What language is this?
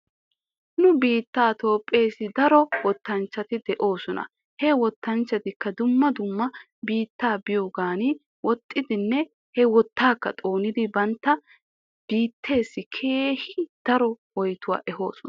Wolaytta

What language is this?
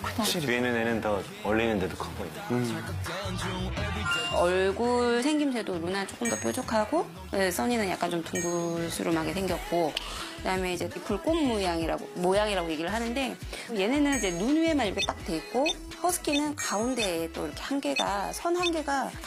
Korean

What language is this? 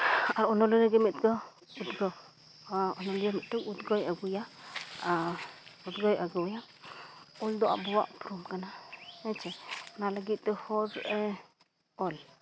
Santali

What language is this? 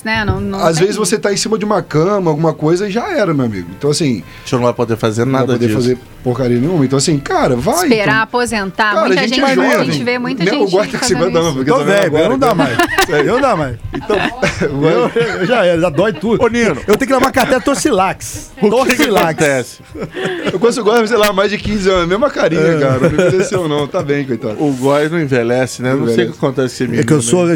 Portuguese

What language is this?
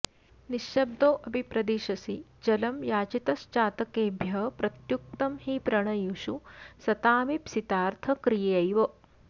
Sanskrit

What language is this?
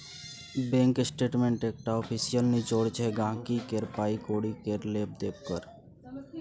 Maithili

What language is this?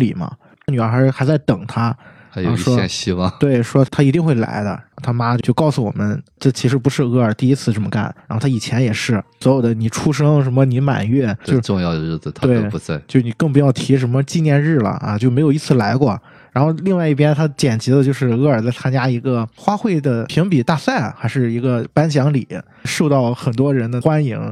Chinese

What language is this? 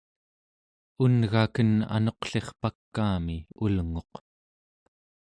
Central Yupik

